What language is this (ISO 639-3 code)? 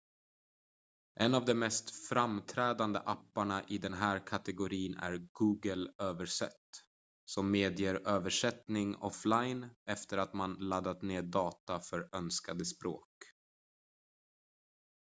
swe